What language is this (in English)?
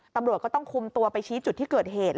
Thai